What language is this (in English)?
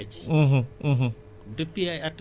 Wolof